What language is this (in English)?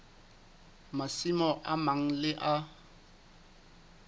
Southern Sotho